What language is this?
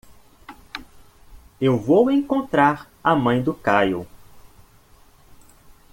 Portuguese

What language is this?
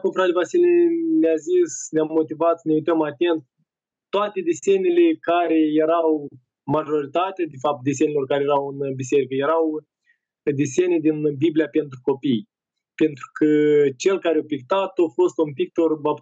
Romanian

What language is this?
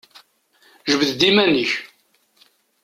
Kabyle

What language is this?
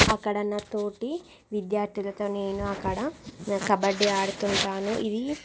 Telugu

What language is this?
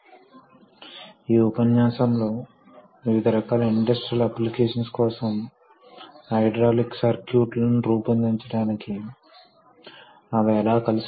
Telugu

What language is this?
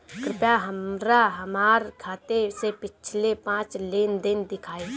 Bhojpuri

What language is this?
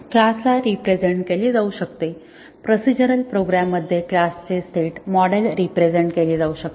Marathi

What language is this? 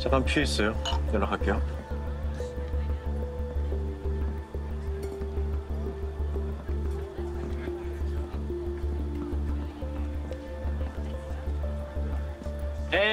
Korean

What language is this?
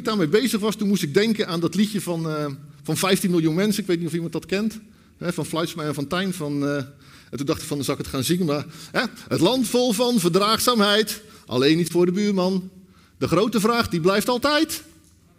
Dutch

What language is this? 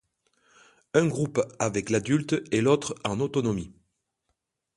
French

